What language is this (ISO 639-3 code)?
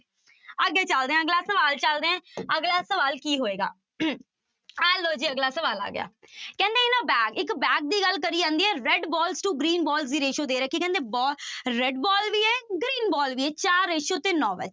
pan